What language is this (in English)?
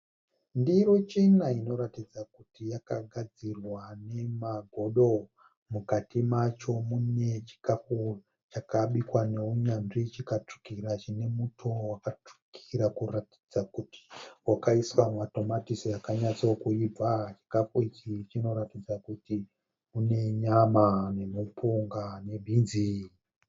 Shona